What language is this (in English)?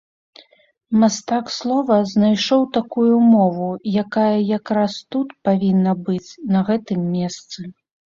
Belarusian